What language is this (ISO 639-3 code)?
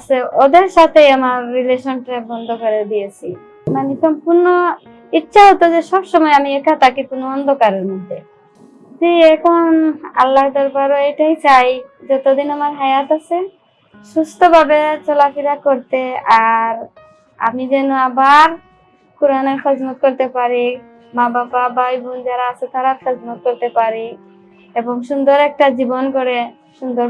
tur